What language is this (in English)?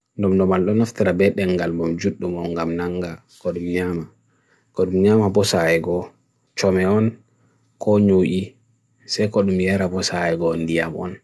Bagirmi Fulfulde